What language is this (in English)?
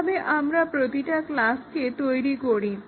Bangla